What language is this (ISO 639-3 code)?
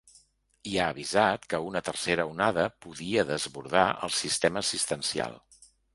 cat